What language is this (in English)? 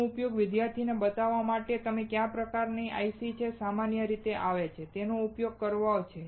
Gujarati